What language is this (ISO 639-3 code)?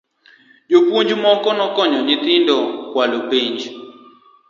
luo